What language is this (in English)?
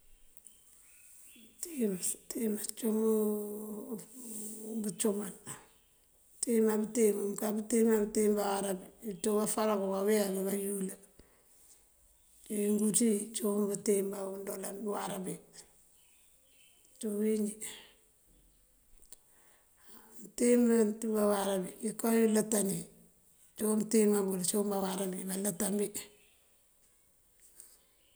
Mandjak